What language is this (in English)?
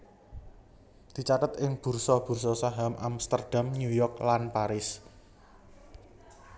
Javanese